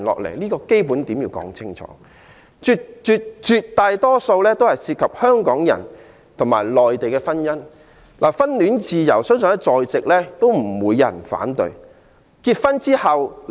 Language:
Cantonese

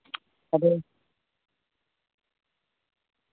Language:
Santali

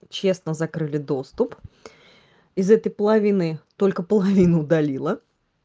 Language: Russian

